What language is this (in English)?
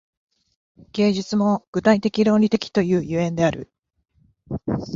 Japanese